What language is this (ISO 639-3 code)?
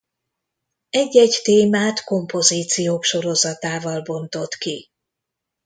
hun